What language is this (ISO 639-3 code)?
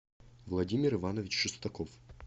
rus